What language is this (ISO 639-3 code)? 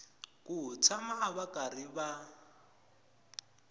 tso